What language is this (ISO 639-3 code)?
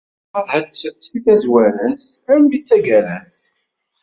kab